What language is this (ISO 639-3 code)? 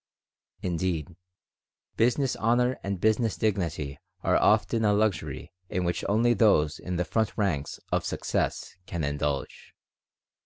eng